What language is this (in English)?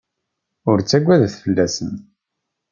Kabyle